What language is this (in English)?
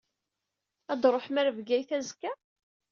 Kabyle